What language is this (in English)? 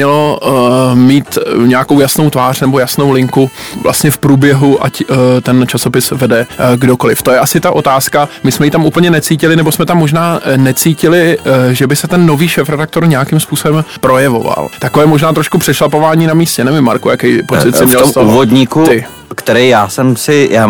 Czech